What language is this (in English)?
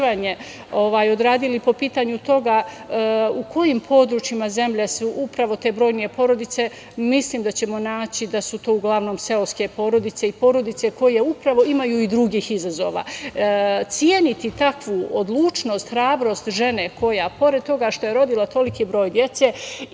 Serbian